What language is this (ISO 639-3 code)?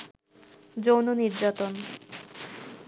ben